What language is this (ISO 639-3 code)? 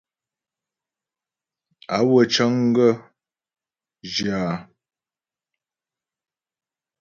bbj